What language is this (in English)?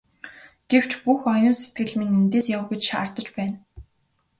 Mongolian